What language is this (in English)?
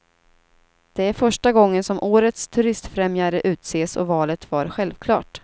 Swedish